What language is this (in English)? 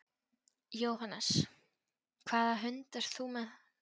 Icelandic